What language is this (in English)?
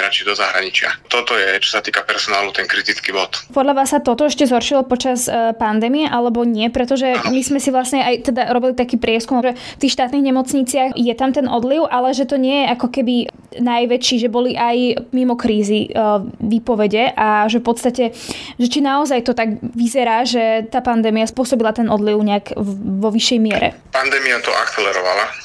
Slovak